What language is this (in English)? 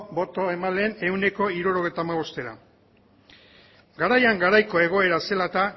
Basque